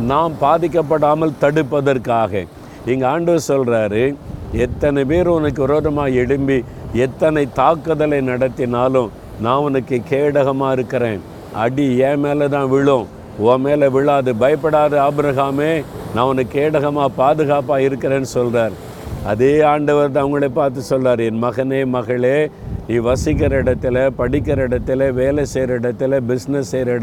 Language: Tamil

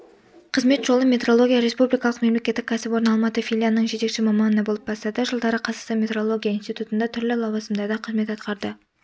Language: Kazakh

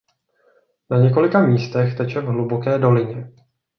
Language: Czech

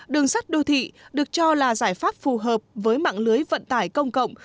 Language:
Vietnamese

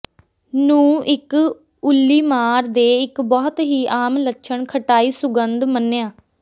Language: Punjabi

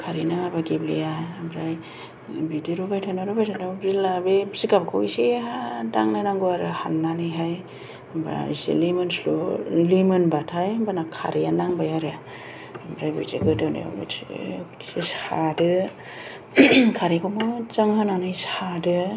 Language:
Bodo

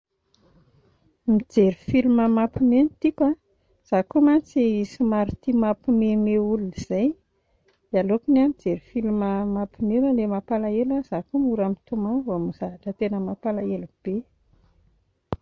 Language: Malagasy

